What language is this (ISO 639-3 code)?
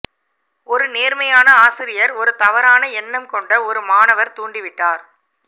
tam